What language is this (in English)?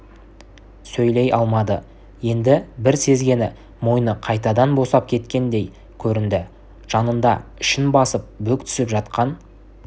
Kazakh